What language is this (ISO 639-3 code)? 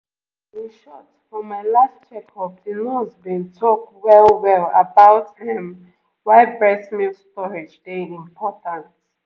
pcm